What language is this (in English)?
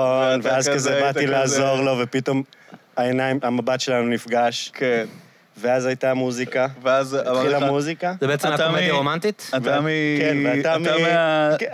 Hebrew